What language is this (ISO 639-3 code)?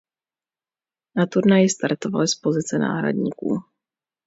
ces